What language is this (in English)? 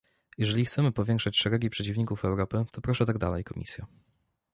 Polish